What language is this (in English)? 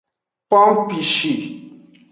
Aja (Benin)